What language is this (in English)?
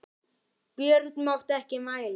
Icelandic